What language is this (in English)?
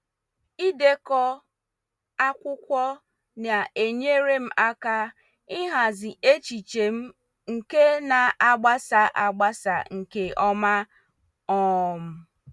Igbo